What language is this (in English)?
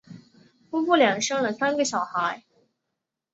Chinese